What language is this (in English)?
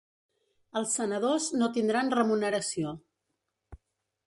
Catalan